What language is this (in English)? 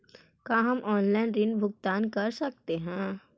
Magahi